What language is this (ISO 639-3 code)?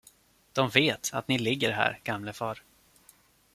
swe